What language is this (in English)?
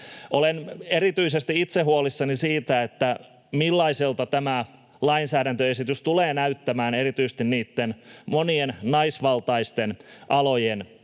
Finnish